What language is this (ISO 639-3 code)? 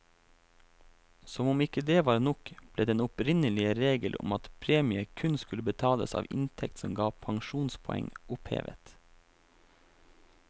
nor